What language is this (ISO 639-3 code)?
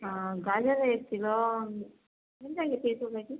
urd